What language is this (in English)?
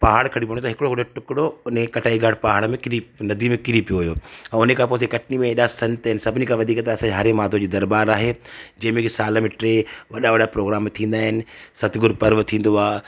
Sindhi